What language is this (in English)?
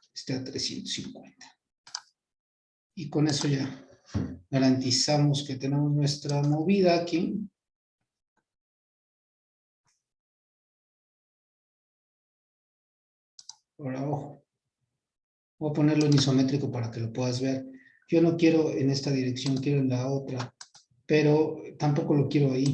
Spanish